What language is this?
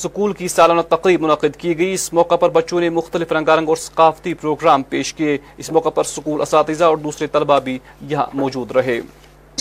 Urdu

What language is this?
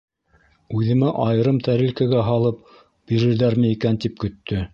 Bashkir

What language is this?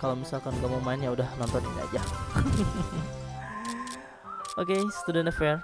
Indonesian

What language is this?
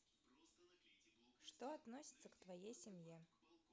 Russian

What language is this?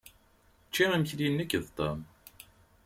Kabyle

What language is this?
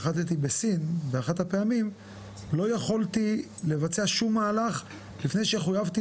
Hebrew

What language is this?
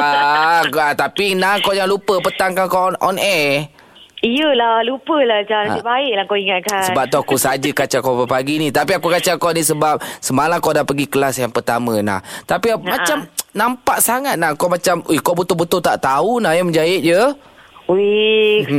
Malay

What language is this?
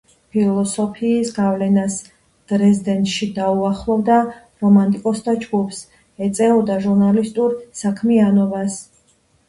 Georgian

